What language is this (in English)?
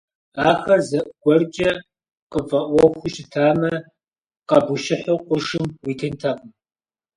Kabardian